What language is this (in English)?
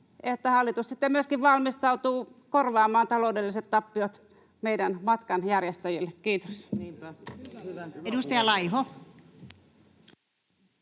Finnish